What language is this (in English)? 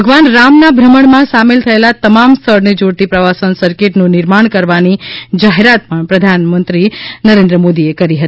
Gujarati